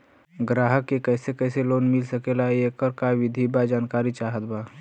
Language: Bhojpuri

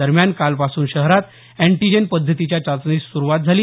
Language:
Marathi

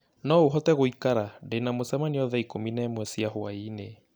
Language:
Kikuyu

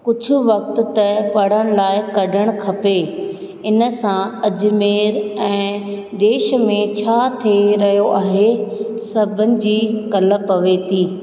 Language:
Sindhi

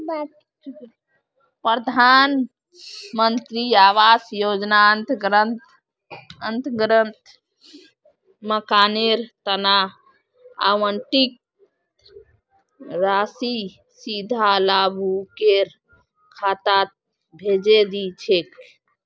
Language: Magahi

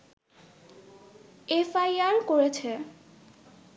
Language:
Bangla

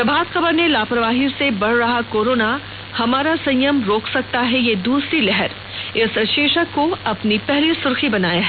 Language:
Hindi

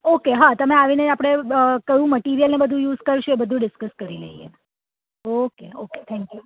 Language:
Gujarati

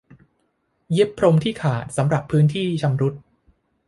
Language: Thai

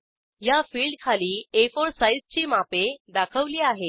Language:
Marathi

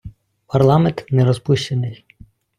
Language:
Ukrainian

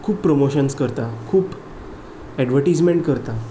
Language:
Konkani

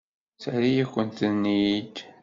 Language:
Kabyle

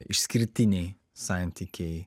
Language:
Lithuanian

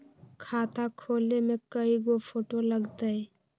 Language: Magahi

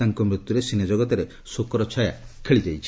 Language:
Odia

